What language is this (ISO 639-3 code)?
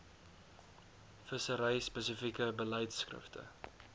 afr